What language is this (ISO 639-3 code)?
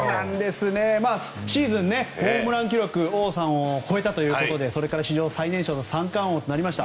jpn